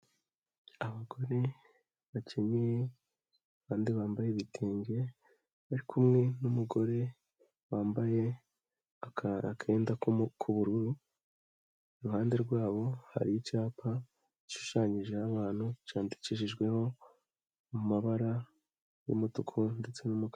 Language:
Kinyarwanda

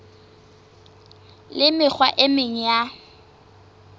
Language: Southern Sotho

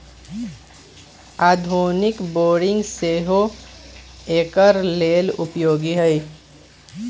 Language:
Magahi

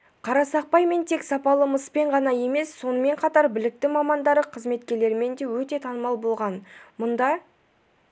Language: Kazakh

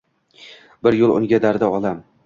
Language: Uzbek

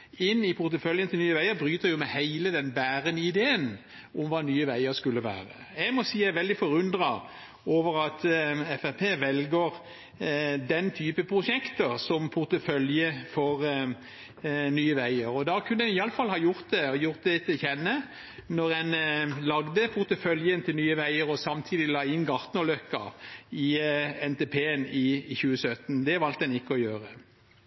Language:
Norwegian Bokmål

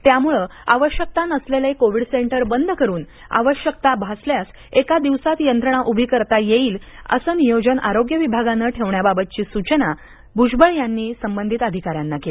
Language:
Marathi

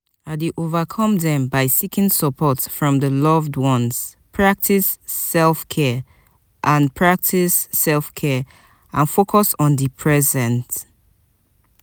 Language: Nigerian Pidgin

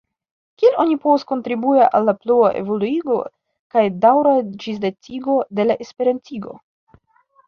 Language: Esperanto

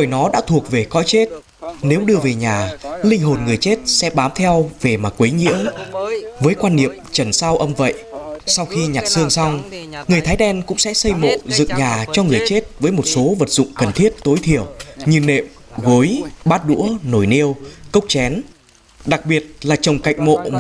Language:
Vietnamese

